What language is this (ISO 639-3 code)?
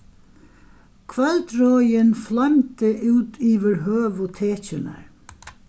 fao